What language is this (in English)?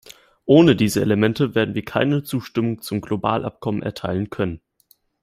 German